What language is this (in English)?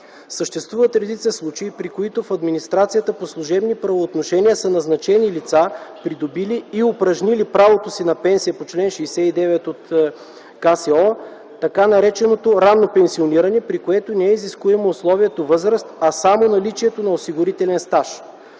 Bulgarian